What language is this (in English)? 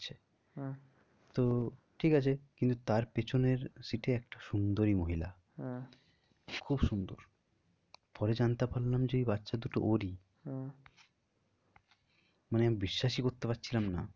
Bangla